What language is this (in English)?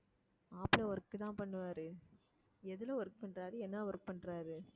Tamil